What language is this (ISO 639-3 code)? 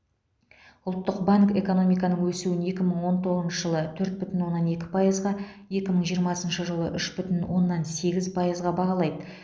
kaz